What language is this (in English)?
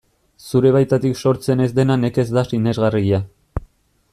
Basque